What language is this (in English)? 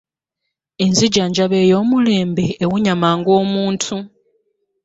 Ganda